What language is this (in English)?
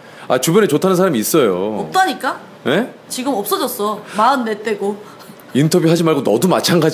Korean